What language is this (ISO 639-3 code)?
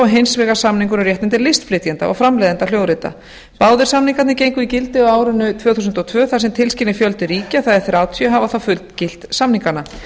isl